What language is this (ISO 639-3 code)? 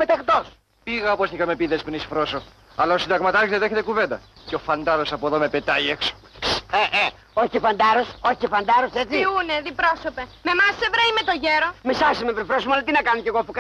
ell